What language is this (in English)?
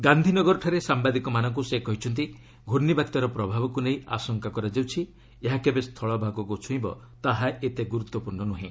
Odia